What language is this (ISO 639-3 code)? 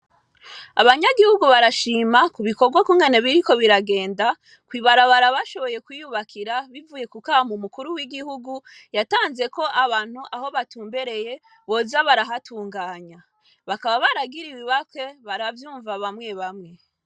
run